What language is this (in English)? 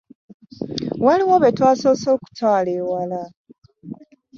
Ganda